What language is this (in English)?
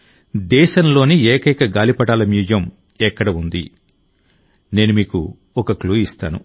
Telugu